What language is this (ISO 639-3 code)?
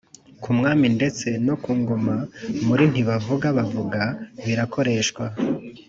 kin